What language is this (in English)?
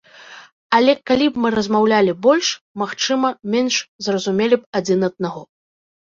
Belarusian